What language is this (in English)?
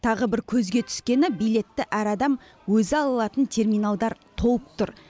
Kazakh